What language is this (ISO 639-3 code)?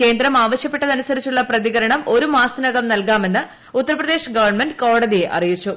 mal